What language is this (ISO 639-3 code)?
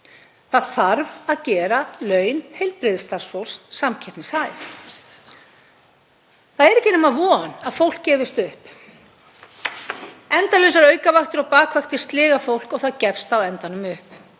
isl